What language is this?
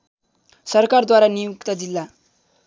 Nepali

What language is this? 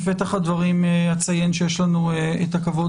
Hebrew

